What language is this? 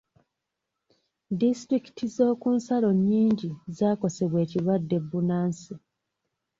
Ganda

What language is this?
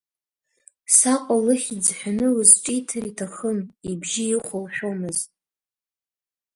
Abkhazian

